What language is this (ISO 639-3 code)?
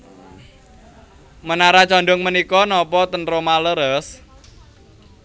jav